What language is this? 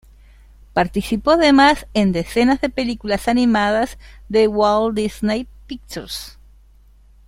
Spanish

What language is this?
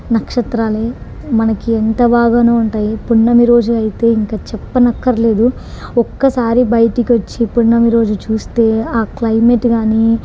Telugu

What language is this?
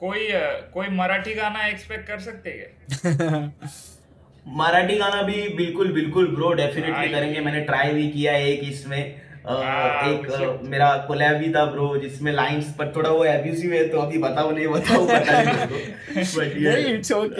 Hindi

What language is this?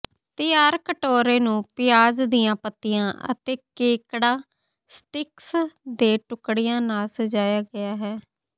Punjabi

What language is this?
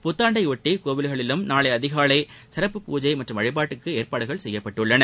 Tamil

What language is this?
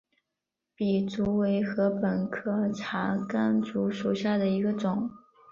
Chinese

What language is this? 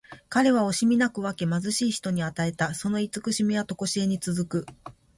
Japanese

